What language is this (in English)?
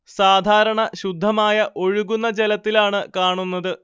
Malayalam